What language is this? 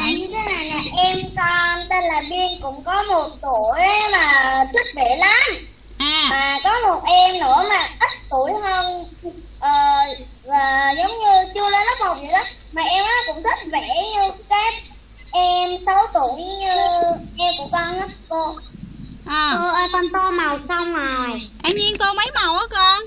Vietnamese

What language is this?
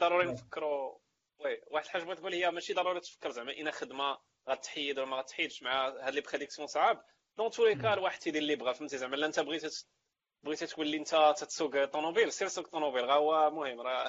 Arabic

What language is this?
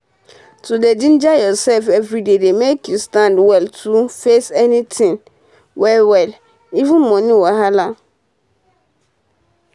Nigerian Pidgin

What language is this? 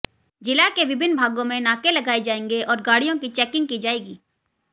Hindi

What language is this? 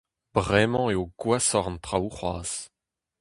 Breton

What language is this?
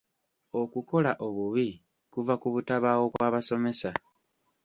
Ganda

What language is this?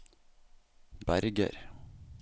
Norwegian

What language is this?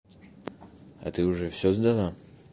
Russian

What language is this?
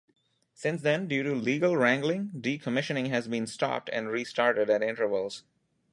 English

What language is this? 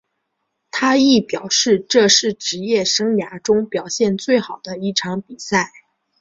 Chinese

